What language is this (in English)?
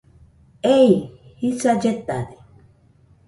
Nüpode Huitoto